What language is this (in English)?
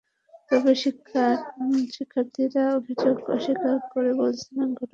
Bangla